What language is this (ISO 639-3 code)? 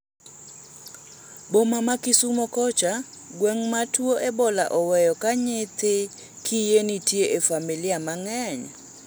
luo